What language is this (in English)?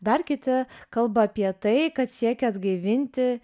Lithuanian